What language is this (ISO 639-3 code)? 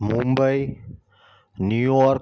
guj